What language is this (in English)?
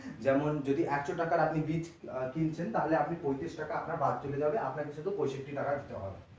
Bangla